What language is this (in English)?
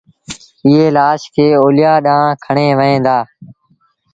Sindhi Bhil